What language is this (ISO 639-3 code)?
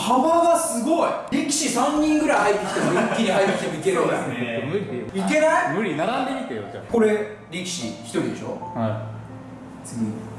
jpn